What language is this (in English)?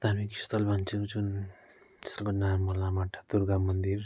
Nepali